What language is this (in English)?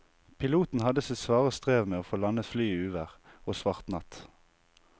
Norwegian